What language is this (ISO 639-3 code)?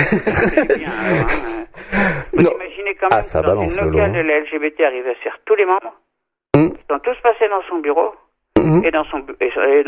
fra